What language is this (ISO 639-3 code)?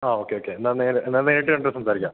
mal